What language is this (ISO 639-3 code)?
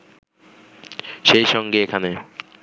ben